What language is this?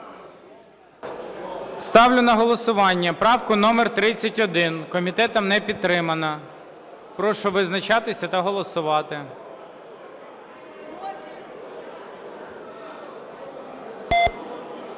Ukrainian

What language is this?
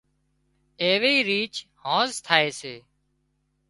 Wadiyara Koli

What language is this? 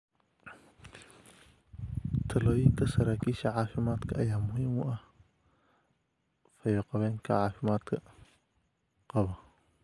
Somali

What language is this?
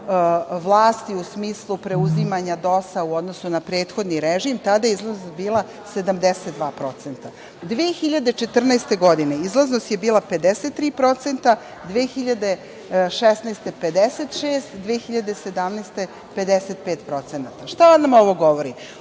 Serbian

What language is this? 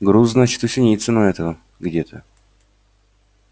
Russian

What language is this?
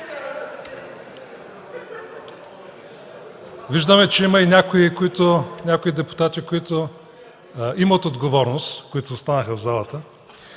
Bulgarian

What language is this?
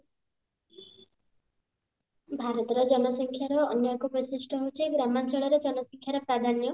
Odia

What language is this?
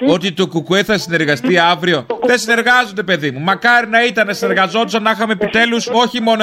Greek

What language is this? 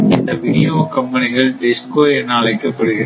Tamil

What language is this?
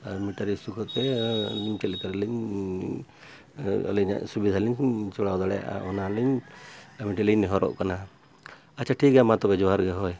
Santali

